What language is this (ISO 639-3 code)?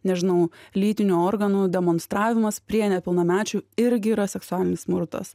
lit